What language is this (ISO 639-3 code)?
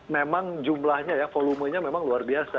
ind